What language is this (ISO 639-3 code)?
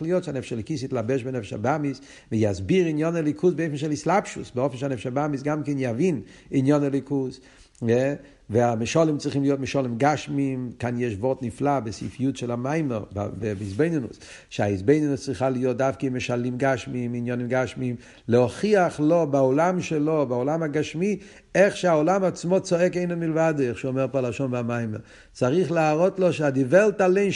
heb